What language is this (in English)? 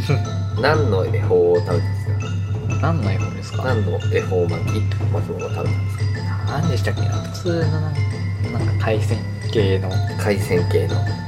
Japanese